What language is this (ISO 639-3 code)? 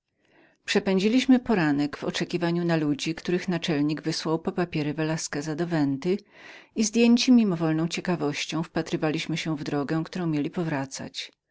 pol